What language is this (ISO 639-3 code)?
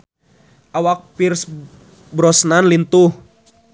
sun